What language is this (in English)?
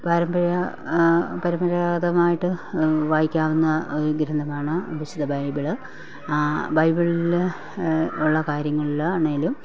Malayalam